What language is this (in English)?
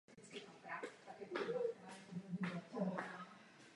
Czech